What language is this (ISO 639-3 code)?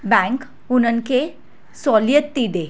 snd